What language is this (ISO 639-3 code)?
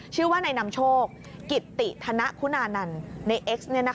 tha